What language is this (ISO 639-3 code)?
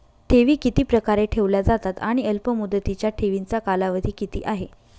mar